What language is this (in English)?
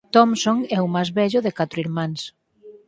Galician